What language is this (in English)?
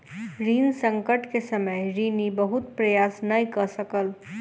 Maithili